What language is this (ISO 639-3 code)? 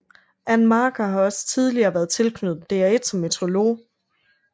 dan